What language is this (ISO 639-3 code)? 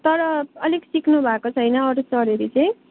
nep